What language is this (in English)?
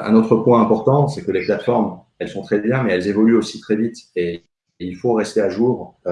French